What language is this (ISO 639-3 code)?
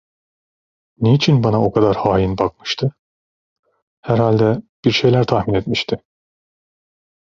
tur